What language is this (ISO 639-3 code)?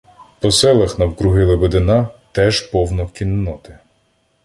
ukr